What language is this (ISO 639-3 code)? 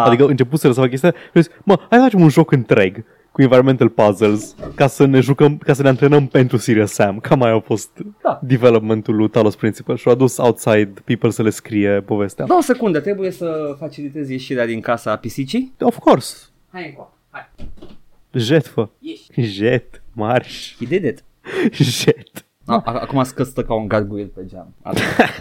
ron